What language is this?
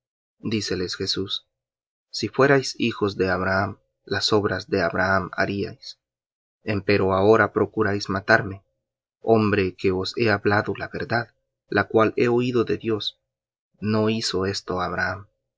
Spanish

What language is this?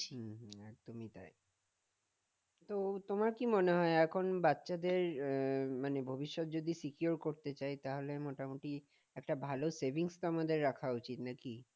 Bangla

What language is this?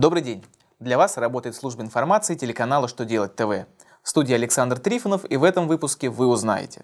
Russian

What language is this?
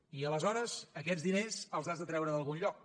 Catalan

